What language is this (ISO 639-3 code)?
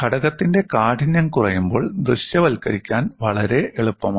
mal